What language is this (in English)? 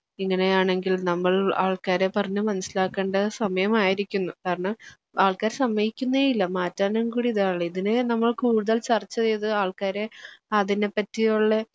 Malayalam